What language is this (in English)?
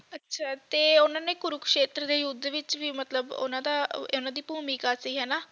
Punjabi